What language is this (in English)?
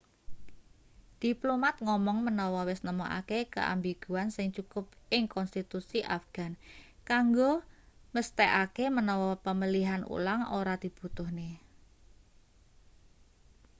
Javanese